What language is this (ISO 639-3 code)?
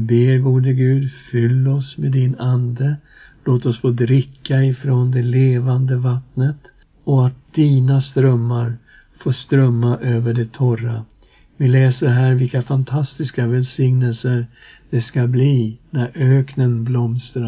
swe